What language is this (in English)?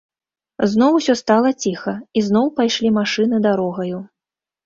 Belarusian